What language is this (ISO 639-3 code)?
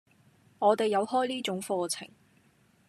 yue